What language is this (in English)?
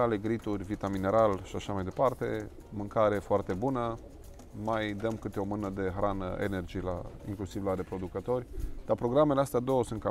Romanian